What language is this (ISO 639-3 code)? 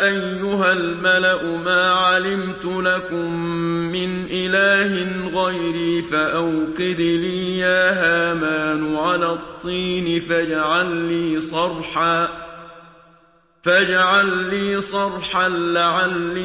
ara